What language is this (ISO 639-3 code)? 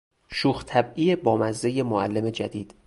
fas